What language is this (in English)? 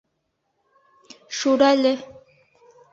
Bashkir